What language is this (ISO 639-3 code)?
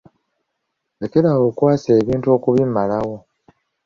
lug